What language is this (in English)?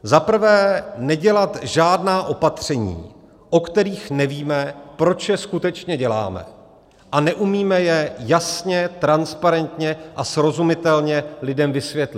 Czech